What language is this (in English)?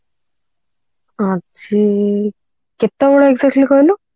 Odia